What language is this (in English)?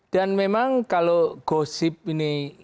Indonesian